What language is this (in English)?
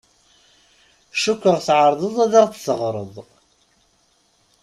Kabyle